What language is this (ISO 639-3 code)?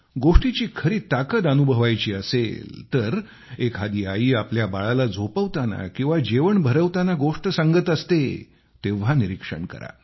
mar